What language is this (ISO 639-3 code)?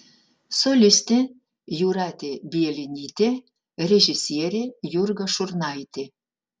lit